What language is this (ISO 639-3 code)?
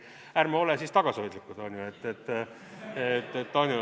est